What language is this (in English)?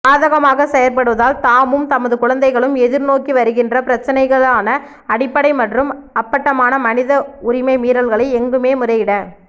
Tamil